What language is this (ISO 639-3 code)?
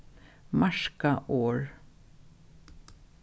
fao